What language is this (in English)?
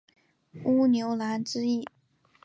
Chinese